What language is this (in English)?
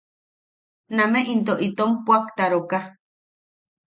Yaqui